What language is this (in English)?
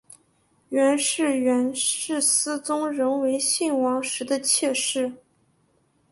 Chinese